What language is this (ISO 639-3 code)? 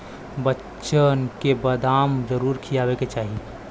bho